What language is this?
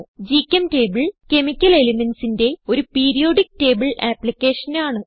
Malayalam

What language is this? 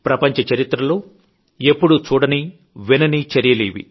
Telugu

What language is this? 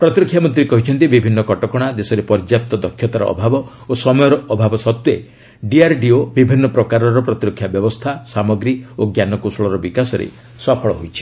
Odia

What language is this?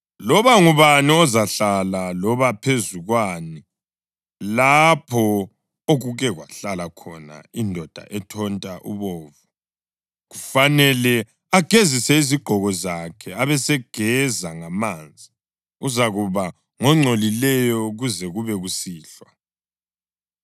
North Ndebele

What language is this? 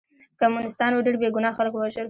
Pashto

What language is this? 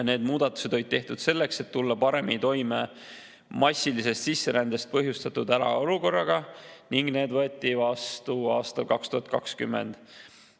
Estonian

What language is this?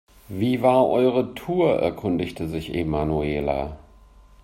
German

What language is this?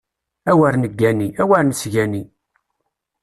Kabyle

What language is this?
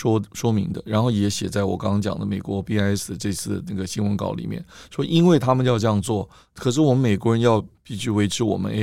Chinese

